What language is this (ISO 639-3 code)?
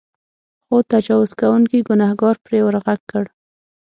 pus